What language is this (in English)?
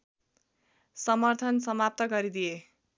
Nepali